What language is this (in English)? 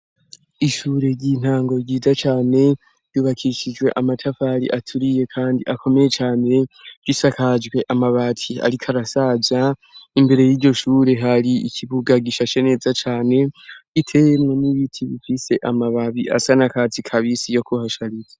Rundi